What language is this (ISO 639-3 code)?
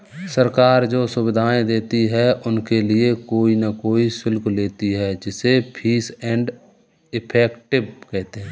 hin